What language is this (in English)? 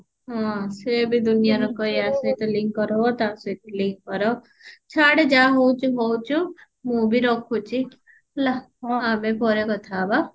Odia